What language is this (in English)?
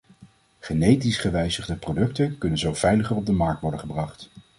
Dutch